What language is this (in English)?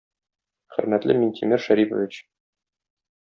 Tatar